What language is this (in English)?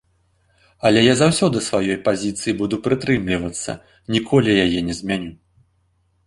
Belarusian